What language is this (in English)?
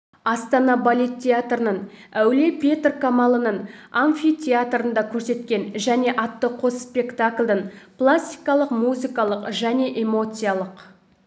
Kazakh